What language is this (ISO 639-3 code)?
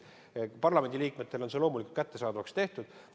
est